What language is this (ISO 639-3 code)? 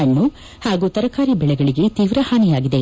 kan